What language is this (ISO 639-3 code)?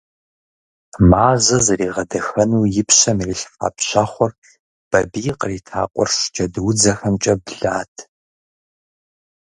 kbd